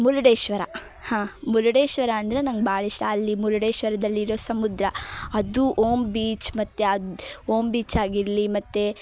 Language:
Kannada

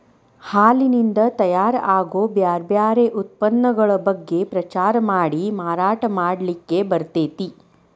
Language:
Kannada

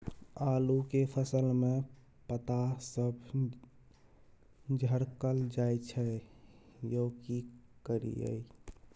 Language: Maithili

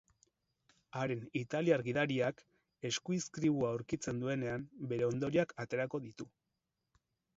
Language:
Basque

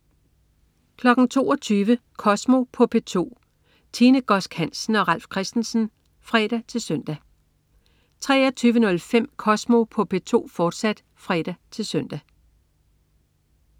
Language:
Danish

